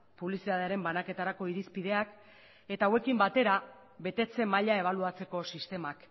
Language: Basque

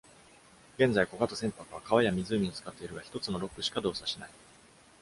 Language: Japanese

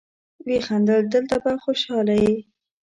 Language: Pashto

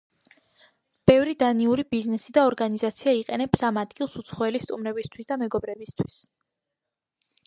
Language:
Georgian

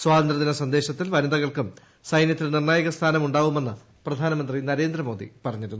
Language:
Malayalam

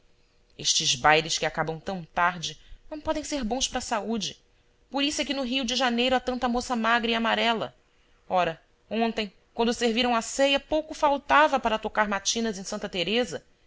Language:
Portuguese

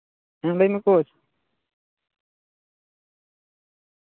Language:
Santali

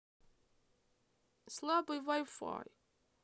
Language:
Russian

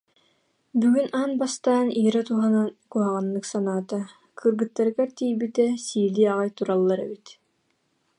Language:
Yakut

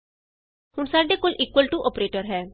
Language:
Punjabi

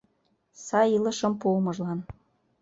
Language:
Mari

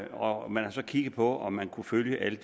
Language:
Danish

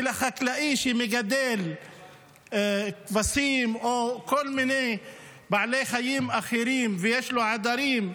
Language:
Hebrew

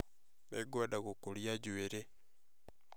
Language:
Kikuyu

